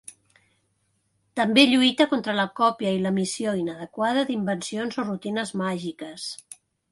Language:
Catalan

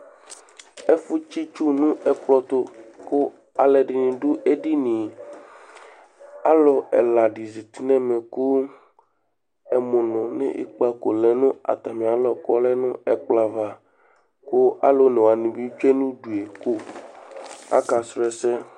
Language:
Ikposo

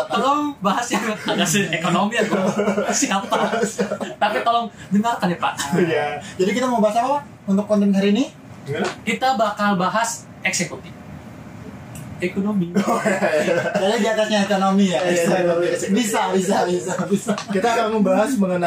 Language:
Indonesian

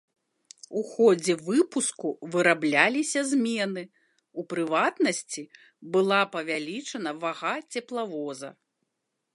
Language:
Belarusian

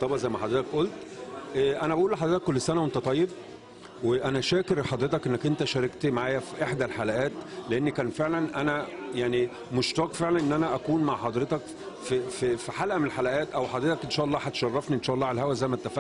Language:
Arabic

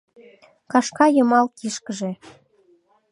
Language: Mari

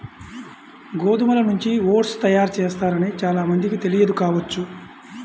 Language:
Telugu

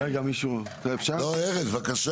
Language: Hebrew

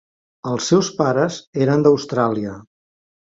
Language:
Catalan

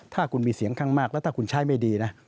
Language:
Thai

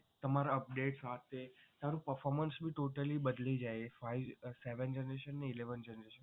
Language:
Gujarati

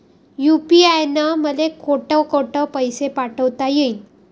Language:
Marathi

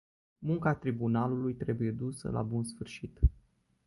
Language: Romanian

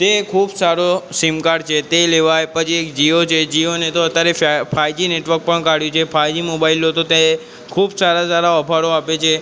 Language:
Gujarati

